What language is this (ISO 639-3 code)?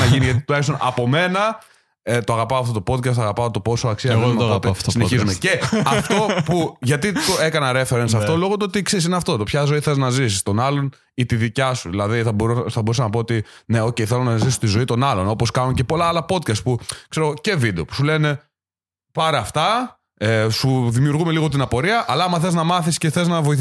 ell